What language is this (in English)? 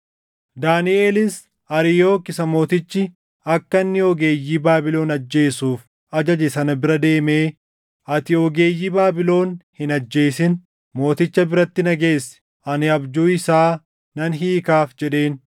Oromo